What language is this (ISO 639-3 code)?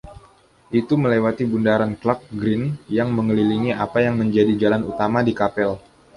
ind